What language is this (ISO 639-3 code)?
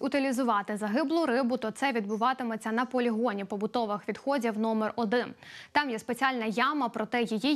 ukr